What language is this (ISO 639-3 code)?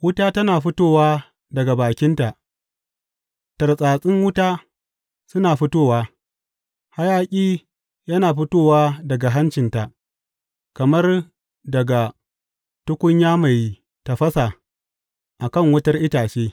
hau